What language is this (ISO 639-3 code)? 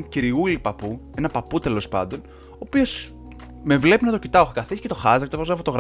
ell